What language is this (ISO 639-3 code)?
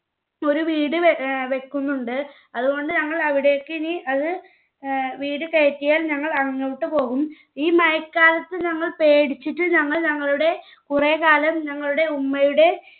mal